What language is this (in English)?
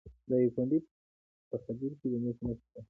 Pashto